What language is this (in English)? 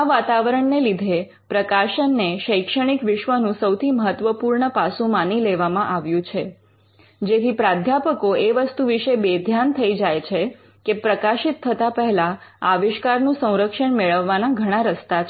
Gujarati